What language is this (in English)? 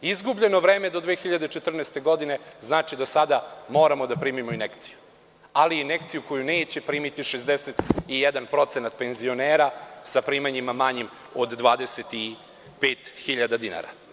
Serbian